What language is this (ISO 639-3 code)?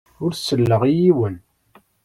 kab